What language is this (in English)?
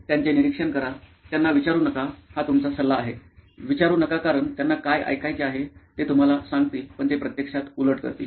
Marathi